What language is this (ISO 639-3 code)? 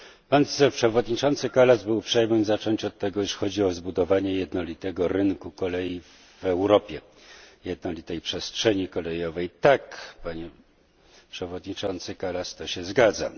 pol